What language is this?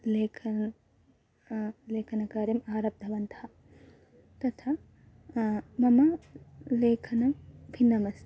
Sanskrit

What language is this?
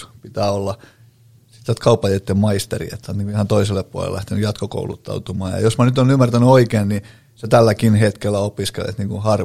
Finnish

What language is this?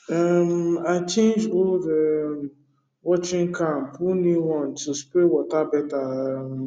Nigerian Pidgin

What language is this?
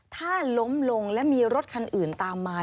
Thai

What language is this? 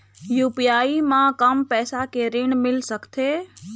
Chhattisgarhi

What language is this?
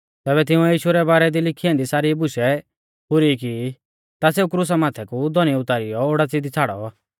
Mahasu Pahari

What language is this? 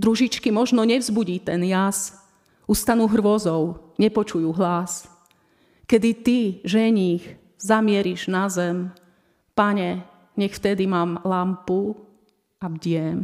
Slovak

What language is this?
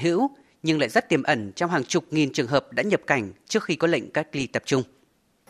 Vietnamese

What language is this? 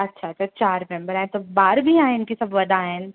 Sindhi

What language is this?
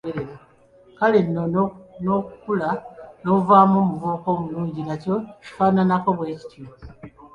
Ganda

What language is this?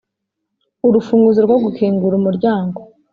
Kinyarwanda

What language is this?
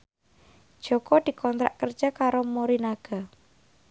Javanese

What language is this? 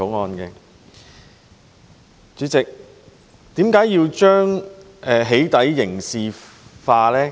Cantonese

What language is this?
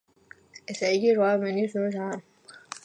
Georgian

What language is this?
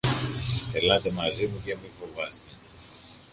Greek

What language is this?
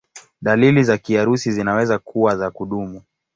Swahili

